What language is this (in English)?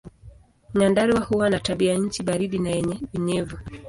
Swahili